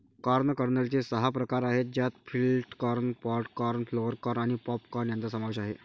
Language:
Marathi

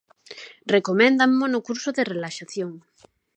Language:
Galician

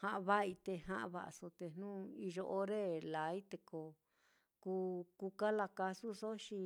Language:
Mitlatongo Mixtec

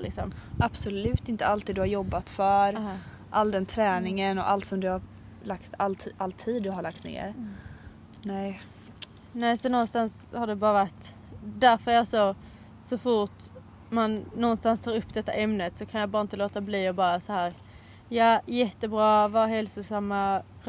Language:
Swedish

